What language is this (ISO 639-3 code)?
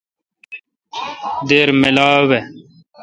xka